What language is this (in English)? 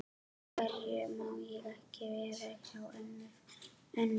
Icelandic